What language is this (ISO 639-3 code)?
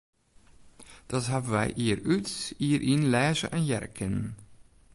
fry